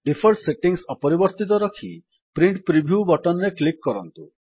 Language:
Odia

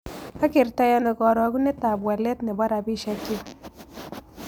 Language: Kalenjin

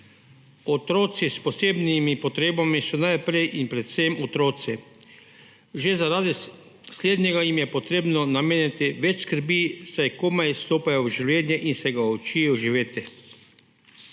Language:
Slovenian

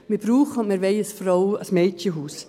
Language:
Swiss German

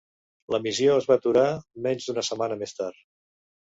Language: Catalan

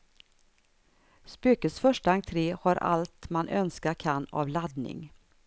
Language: Swedish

